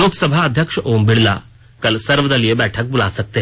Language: Hindi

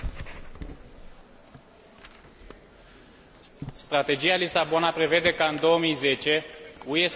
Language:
Romanian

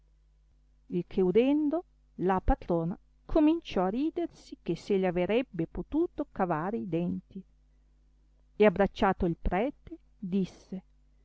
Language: Italian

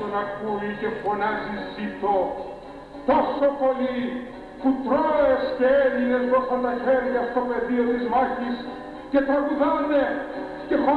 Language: Greek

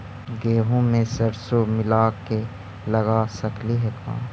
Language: Magahi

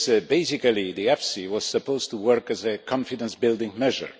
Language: English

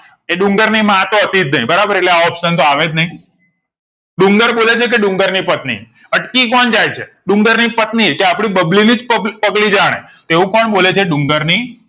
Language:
Gujarati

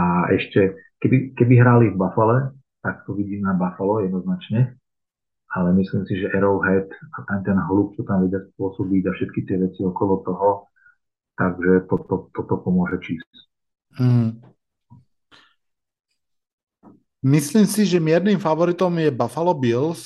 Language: Slovak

